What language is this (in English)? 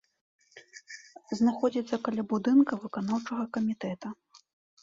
Belarusian